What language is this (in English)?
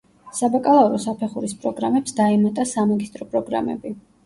Georgian